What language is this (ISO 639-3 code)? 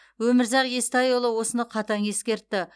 kaz